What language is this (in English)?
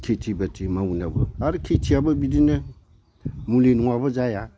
Bodo